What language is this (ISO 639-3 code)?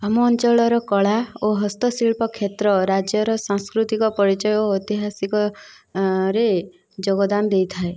ori